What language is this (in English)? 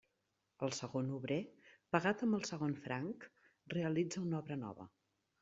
Catalan